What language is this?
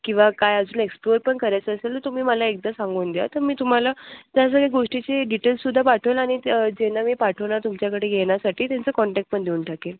Marathi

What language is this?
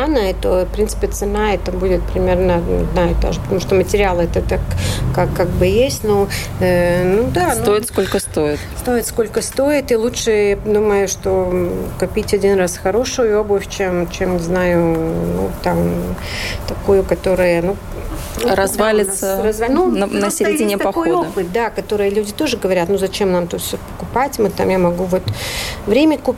Russian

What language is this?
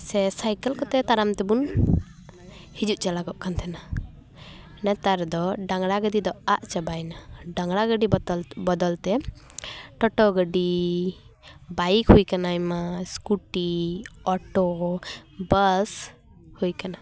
Santali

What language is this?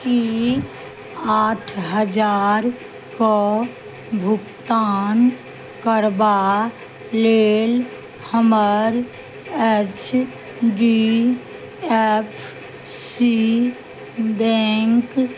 Maithili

